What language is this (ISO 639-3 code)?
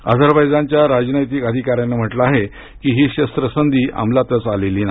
mar